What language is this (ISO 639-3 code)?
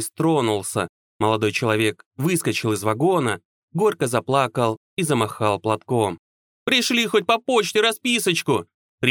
rus